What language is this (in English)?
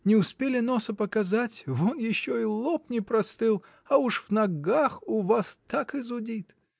Russian